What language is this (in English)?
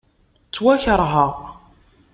Kabyle